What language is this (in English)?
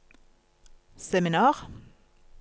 Norwegian